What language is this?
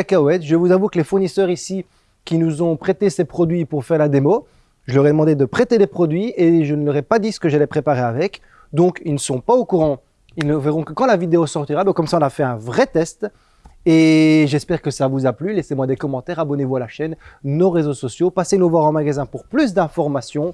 French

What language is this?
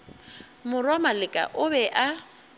Northern Sotho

